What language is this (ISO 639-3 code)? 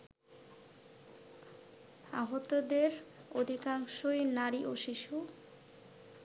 ben